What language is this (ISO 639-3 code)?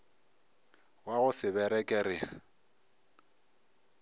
nso